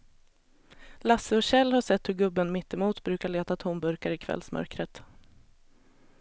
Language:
Swedish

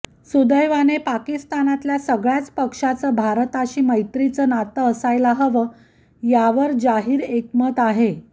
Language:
Marathi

